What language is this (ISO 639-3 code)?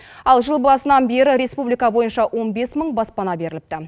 kaz